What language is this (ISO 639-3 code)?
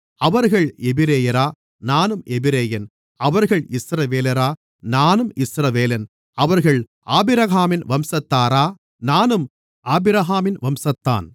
tam